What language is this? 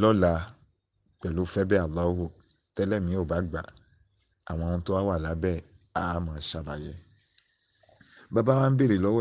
Yoruba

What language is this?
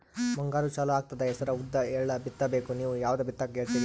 Kannada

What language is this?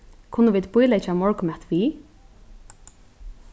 Faroese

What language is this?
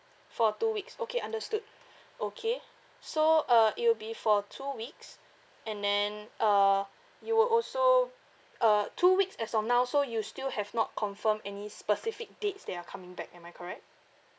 English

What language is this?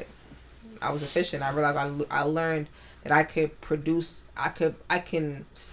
English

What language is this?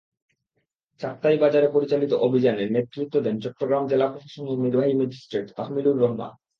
Bangla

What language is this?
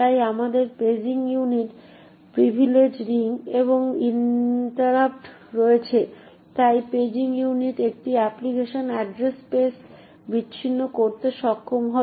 Bangla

